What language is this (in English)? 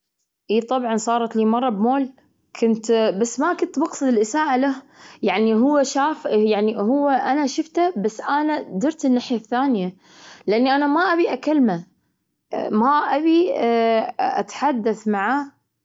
Gulf Arabic